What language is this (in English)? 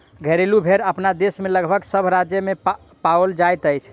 Maithili